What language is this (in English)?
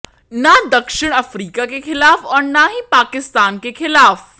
Hindi